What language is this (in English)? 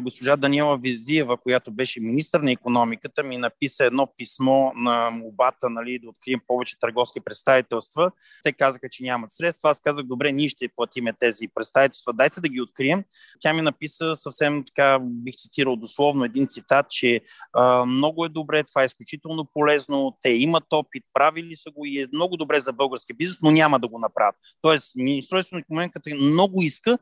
Bulgarian